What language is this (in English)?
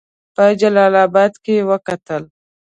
Pashto